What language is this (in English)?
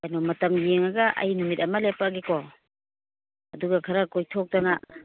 Manipuri